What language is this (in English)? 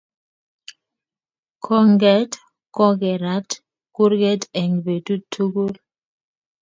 Kalenjin